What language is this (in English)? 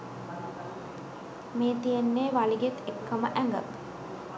Sinhala